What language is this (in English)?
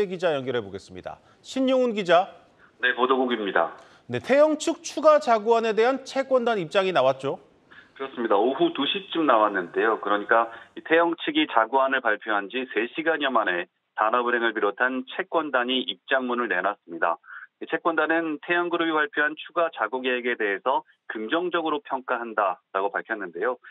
Korean